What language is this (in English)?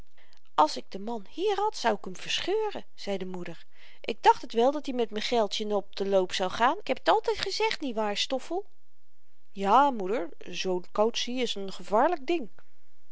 Dutch